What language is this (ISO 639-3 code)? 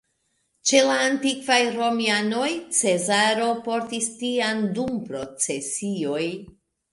epo